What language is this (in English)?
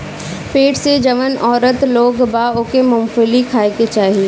Bhojpuri